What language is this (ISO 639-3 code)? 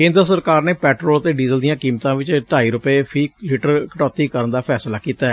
pan